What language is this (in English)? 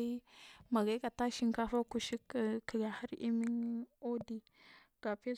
Marghi South